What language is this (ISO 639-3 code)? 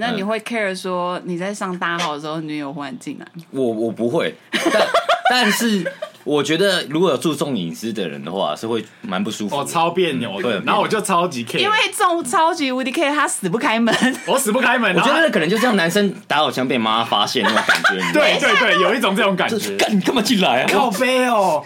zho